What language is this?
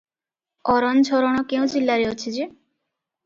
Odia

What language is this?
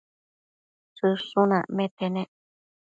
Matsés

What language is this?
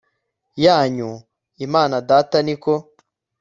Kinyarwanda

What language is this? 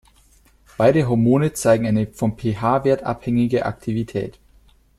German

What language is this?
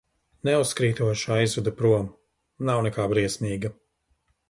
Latvian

